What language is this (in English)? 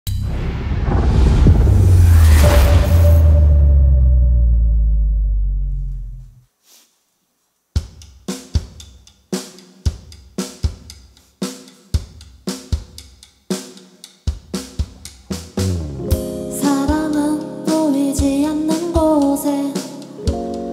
Korean